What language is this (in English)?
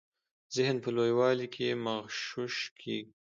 Pashto